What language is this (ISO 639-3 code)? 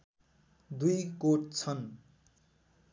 nep